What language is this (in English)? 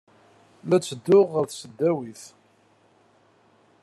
Kabyle